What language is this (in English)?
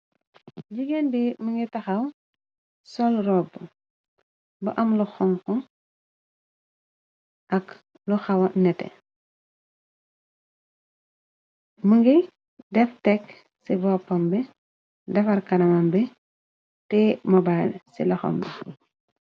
Wolof